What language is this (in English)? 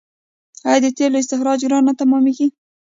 Pashto